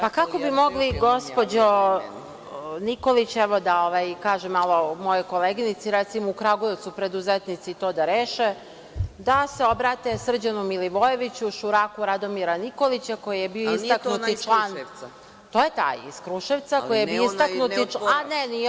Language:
Serbian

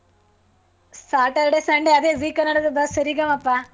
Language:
Kannada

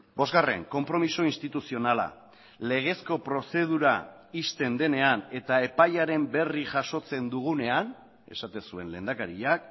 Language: Basque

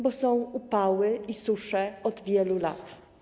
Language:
Polish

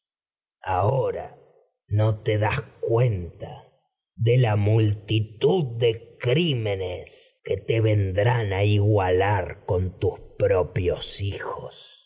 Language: Spanish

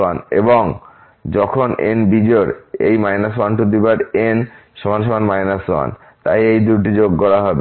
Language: Bangla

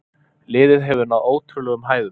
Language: Icelandic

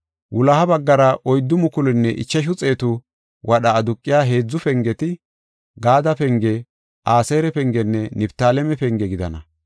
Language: Gofa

